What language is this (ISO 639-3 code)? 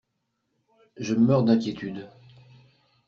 fra